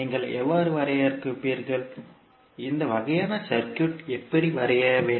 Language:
Tamil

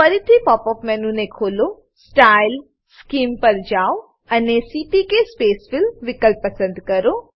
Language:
Gujarati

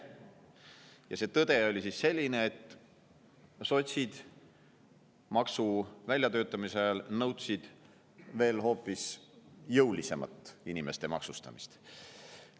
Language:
Estonian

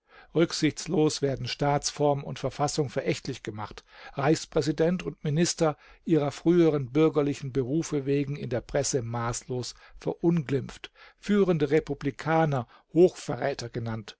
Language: German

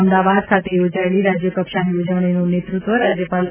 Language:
Gujarati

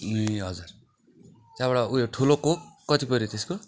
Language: Nepali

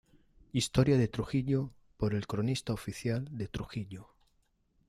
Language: Spanish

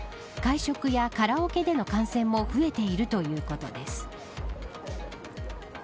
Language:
Japanese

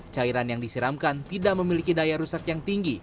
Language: Indonesian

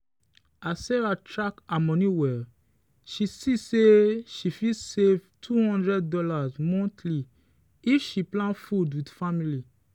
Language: Nigerian Pidgin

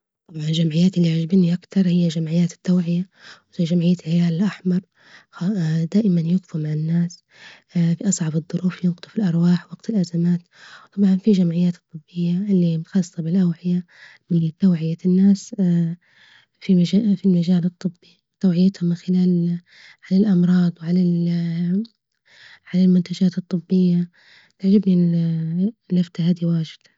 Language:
Libyan Arabic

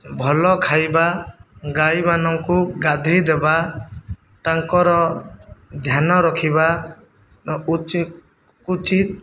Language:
Odia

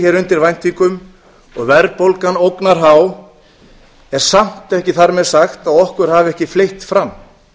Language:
Icelandic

